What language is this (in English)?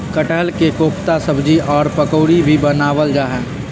Magahi